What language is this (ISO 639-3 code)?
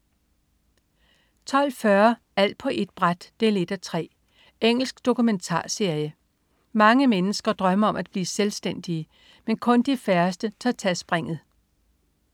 dan